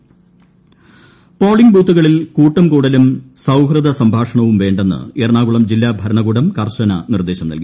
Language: Malayalam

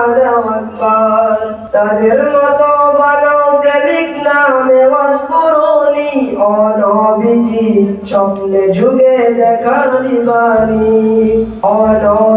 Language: Turkish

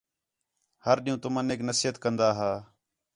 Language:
Khetrani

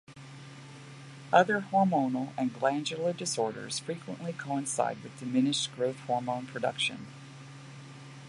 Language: English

